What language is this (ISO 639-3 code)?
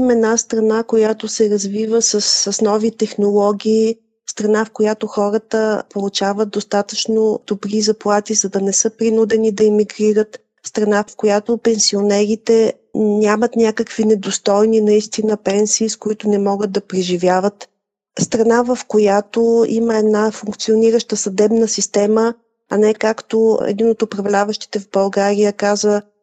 bul